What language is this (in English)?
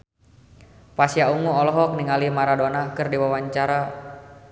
Sundanese